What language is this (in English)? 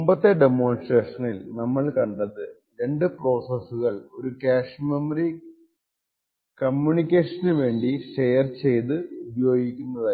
Malayalam